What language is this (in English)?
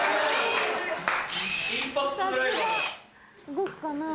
Japanese